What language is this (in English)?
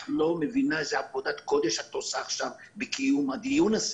Hebrew